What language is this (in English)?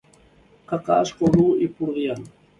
Basque